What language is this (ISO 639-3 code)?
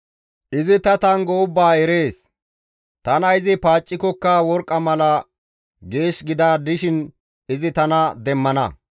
gmv